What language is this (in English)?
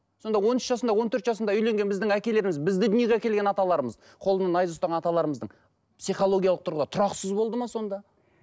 Kazakh